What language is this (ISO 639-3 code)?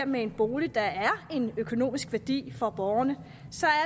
dan